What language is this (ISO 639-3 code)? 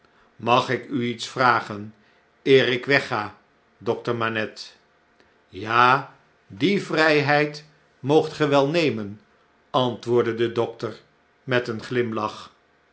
nld